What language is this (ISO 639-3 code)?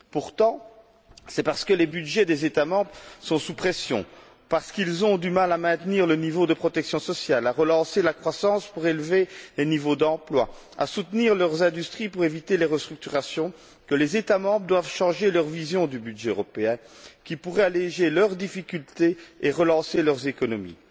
fra